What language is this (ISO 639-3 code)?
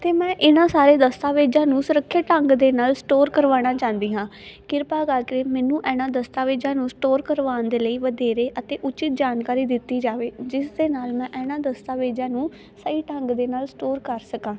pan